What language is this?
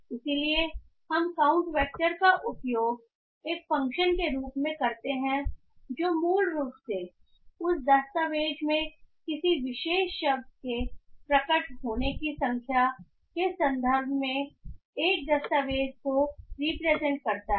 Hindi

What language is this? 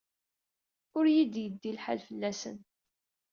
Kabyle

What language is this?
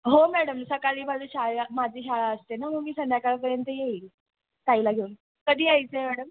Marathi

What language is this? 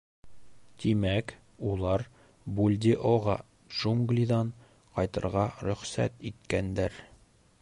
Bashkir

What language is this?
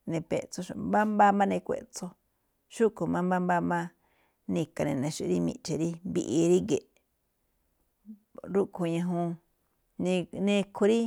Malinaltepec Me'phaa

